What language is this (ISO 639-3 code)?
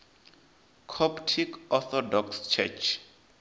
ven